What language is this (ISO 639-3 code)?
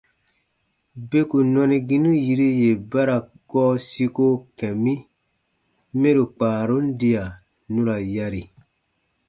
bba